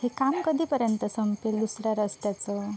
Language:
Marathi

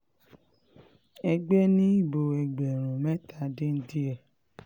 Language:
Yoruba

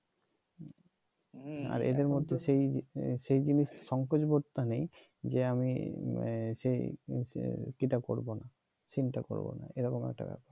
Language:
Bangla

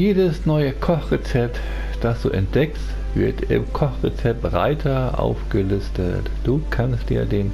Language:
German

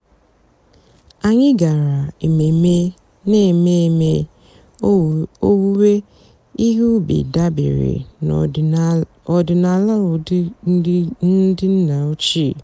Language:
Igbo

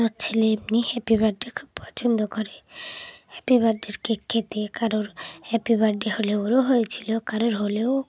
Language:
Bangla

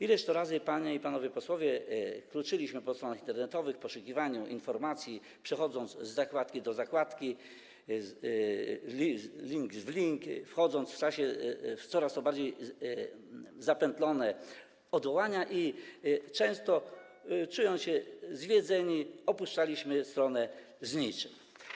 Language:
Polish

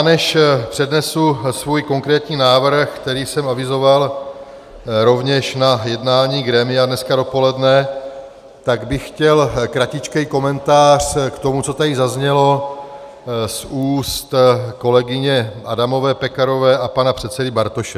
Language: Czech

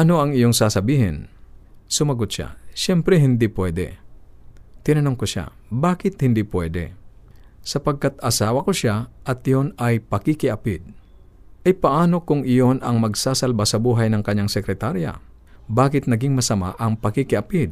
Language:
Filipino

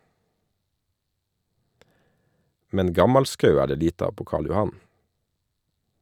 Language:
Norwegian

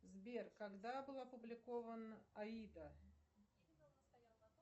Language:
Russian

